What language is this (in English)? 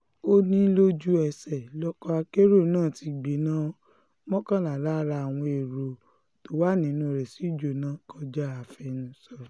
Yoruba